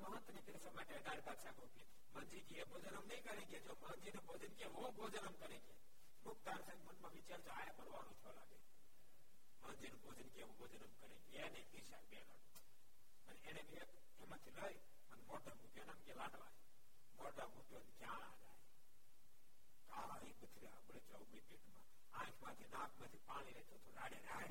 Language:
Gujarati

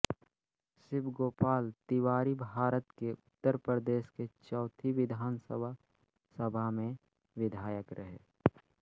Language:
Hindi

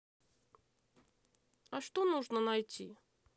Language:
Russian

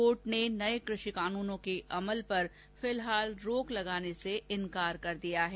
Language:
Hindi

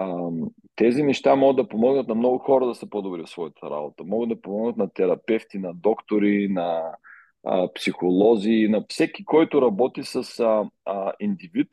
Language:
Bulgarian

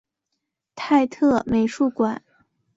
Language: Chinese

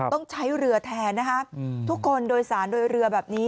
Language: Thai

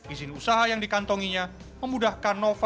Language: Indonesian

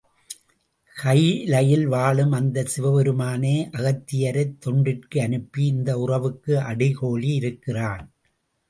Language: Tamil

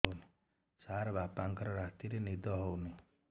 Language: Odia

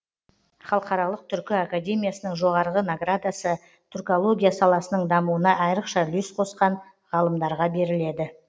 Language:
Kazakh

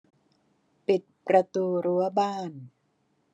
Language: Thai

